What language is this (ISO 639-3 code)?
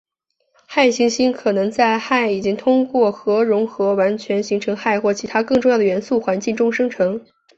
zho